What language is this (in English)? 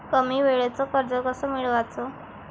Marathi